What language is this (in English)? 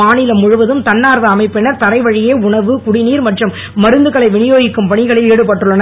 Tamil